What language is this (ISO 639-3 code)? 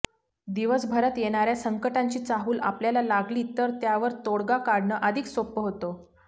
mar